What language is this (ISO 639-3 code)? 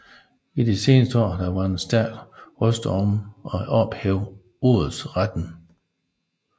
dan